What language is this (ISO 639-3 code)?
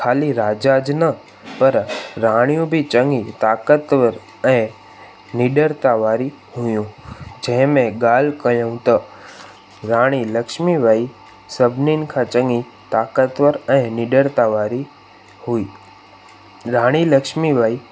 snd